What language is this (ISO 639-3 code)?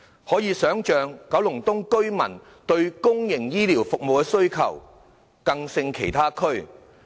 yue